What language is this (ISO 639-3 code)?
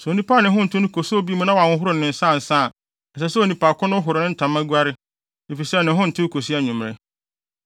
aka